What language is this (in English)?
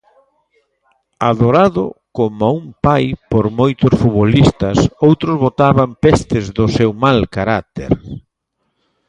Galician